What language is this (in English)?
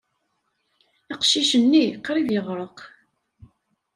Kabyle